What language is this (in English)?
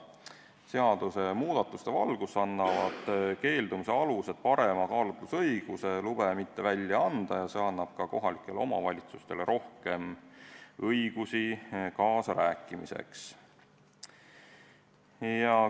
Estonian